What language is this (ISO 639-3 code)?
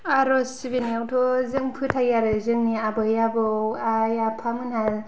brx